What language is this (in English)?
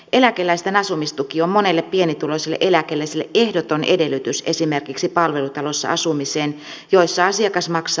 Finnish